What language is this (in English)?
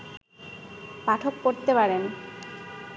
Bangla